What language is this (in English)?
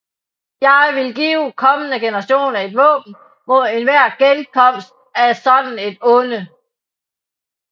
Danish